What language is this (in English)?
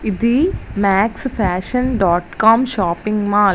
Telugu